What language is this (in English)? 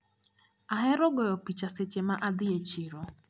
Luo (Kenya and Tanzania)